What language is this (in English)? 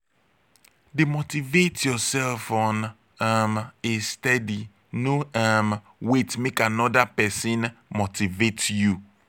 Nigerian Pidgin